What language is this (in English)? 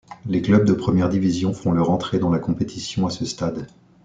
French